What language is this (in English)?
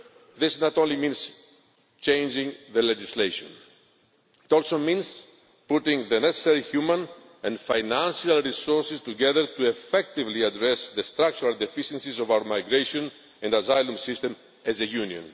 English